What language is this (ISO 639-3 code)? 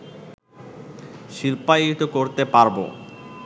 ben